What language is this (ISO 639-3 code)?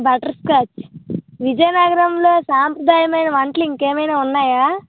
tel